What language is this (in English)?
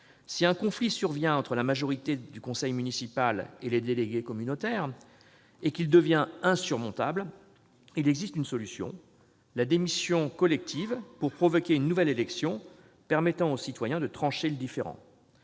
French